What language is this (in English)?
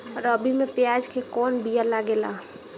Bhojpuri